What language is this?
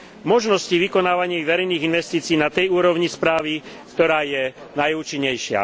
Slovak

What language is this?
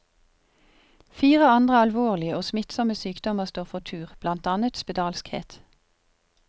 Norwegian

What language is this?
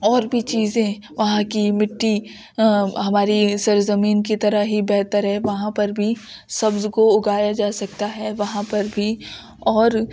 Urdu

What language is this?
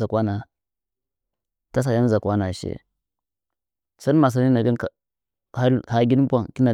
Nzanyi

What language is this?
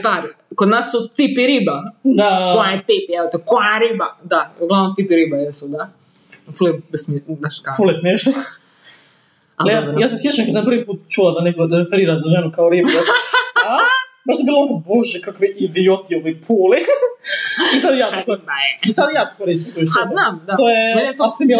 Croatian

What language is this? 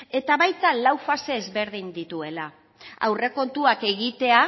Basque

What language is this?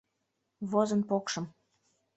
Mari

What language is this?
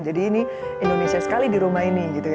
Indonesian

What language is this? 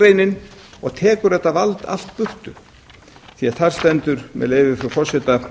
Icelandic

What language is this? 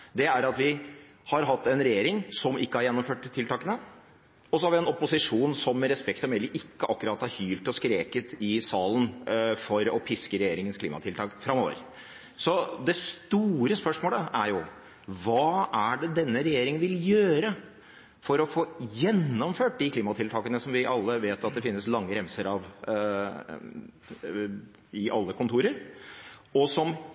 Norwegian Bokmål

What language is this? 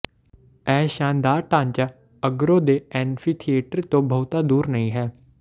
Punjabi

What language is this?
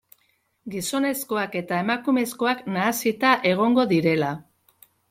Basque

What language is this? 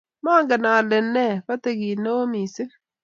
Kalenjin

